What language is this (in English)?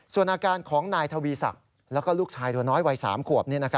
Thai